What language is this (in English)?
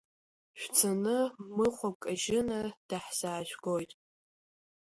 Abkhazian